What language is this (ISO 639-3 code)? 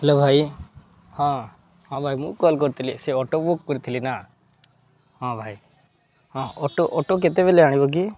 ori